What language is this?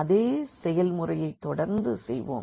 Tamil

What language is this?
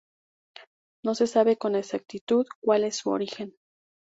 Spanish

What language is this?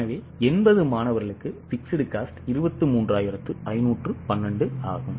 Tamil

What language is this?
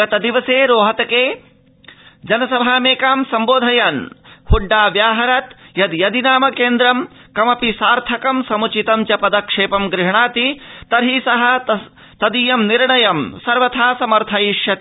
Sanskrit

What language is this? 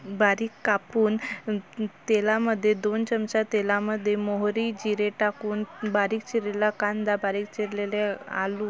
Marathi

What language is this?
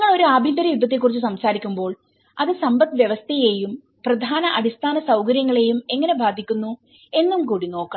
Malayalam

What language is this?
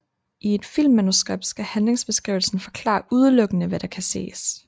Danish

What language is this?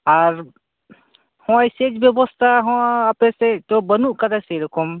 Santali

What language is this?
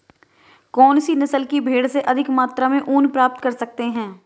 Hindi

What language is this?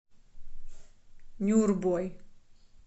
Russian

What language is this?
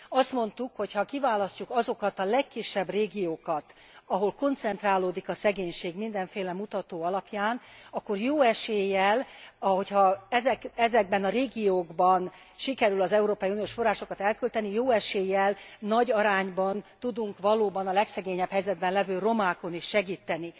Hungarian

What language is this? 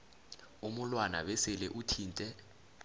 South Ndebele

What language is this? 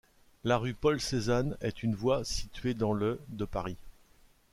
French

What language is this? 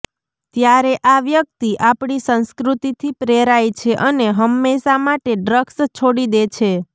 Gujarati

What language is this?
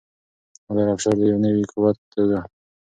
Pashto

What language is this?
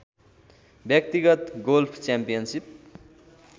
Nepali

